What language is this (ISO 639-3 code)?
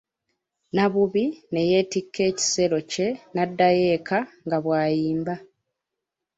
lug